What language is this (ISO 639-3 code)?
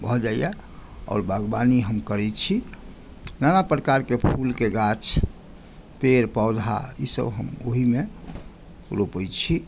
mai